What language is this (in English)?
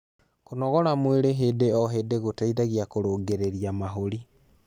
Kikuyu